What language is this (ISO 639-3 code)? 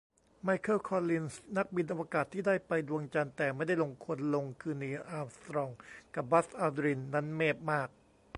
tha